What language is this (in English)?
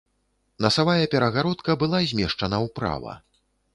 Belarusian